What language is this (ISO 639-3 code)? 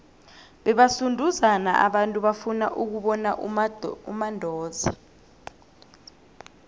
nbl